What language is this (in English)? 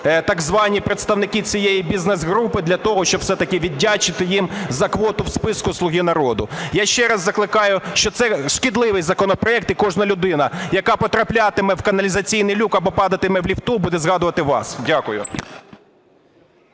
Ukrainian